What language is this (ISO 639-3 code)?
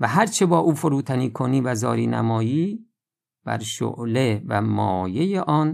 fas